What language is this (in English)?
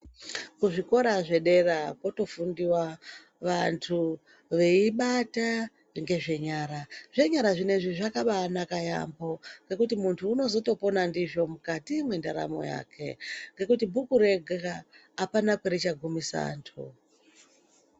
Ndau